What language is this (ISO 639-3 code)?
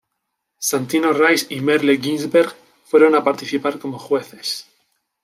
spa